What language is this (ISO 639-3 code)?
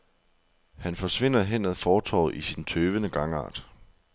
dan